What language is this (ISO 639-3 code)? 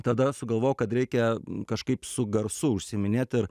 lit